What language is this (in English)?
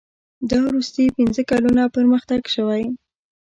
Pashto